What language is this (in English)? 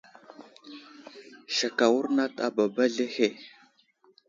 Wuzlam